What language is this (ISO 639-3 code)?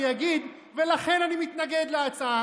heb